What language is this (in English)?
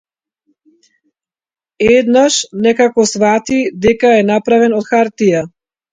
Macedonian